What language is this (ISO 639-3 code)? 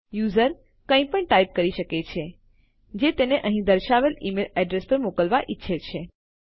guj